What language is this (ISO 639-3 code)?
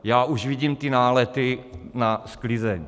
ces